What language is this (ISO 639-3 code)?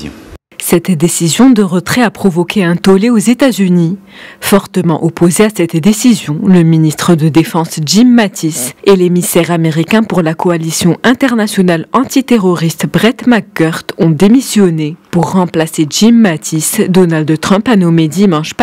fra